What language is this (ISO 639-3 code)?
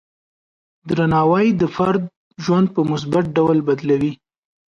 pus